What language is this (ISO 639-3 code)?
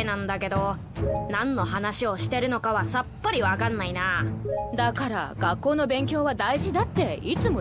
jpn